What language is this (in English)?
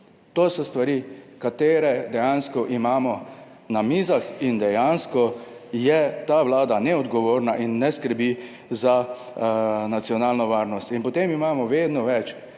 Slovenian